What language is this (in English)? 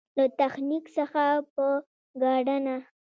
Pashto